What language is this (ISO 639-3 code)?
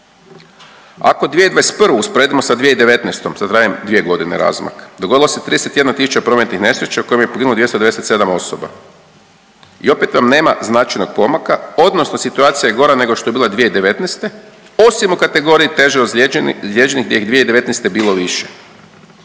hrv